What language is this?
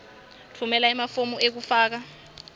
Swati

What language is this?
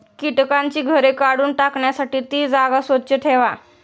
Marathi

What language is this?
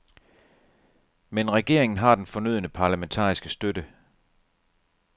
Danish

